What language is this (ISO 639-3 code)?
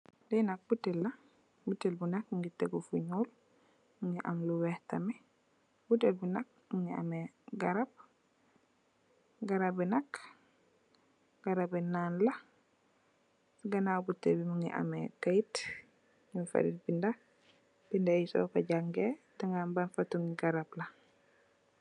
wol